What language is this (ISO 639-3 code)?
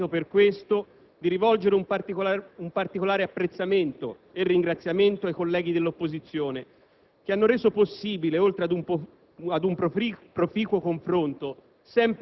ita